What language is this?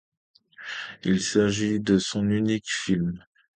French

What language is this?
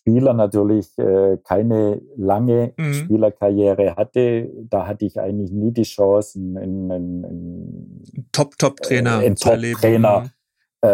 German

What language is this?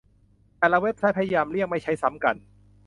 Thai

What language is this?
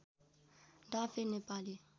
Nepali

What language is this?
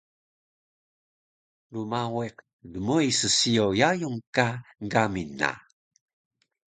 Taroko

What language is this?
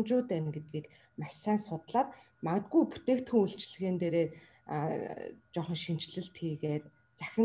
Russian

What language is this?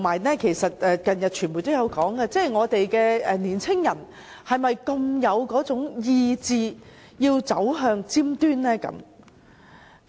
Cantonese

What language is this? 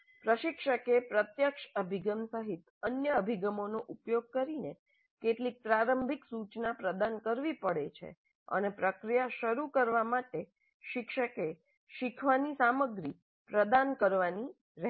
Gujarati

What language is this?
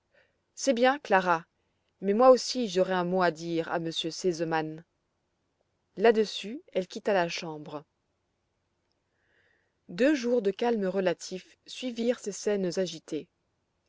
French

